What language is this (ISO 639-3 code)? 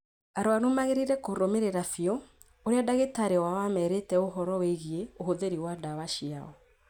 kik